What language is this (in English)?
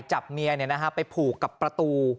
Thai